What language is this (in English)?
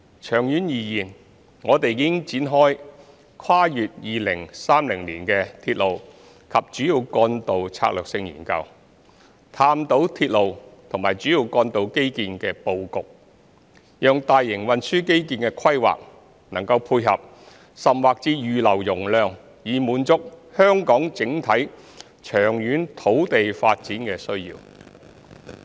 Cantonese